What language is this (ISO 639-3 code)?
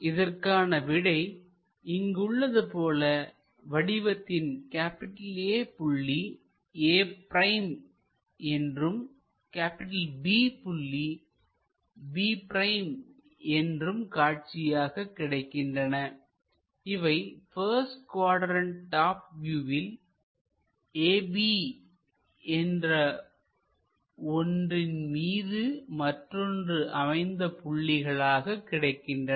tam